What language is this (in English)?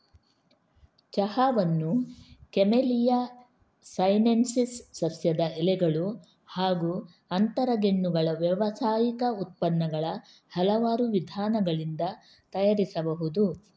Kannada